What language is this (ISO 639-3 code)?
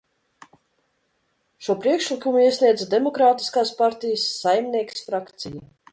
lav